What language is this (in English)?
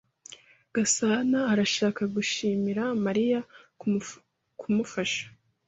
Kinyarwanda